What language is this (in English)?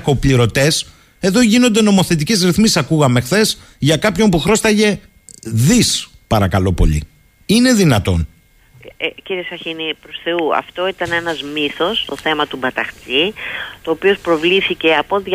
Greek